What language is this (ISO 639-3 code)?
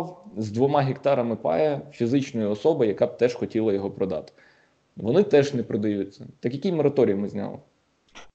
ukr